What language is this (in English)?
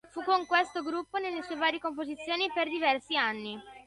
Italian